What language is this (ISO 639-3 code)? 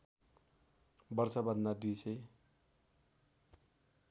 nep